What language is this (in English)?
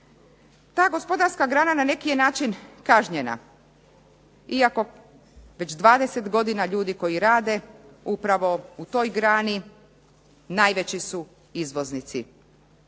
Croatian